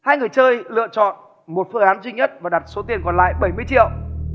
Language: Vietnamese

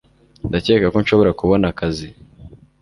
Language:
Kinyarwanda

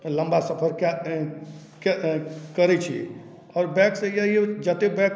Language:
Maithili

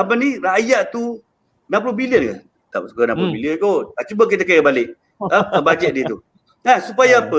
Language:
Malay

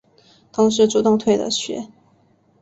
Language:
Chinese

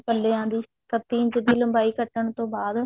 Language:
Punjabi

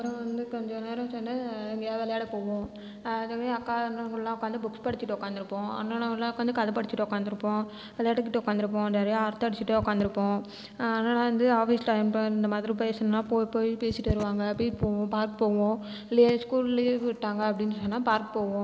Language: Tamil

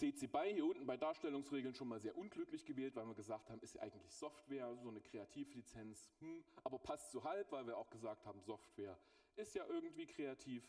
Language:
German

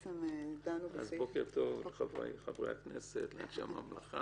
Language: Hebrew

